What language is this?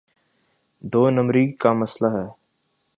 Urdu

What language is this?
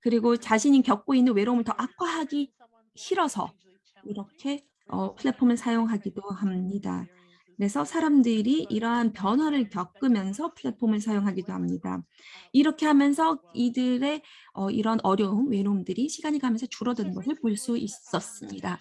Korean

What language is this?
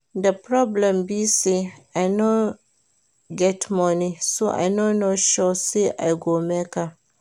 Nigerian Pidgin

